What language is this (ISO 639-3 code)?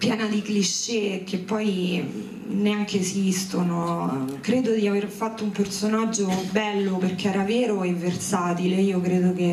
ita